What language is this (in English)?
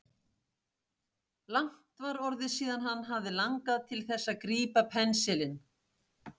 Icelandic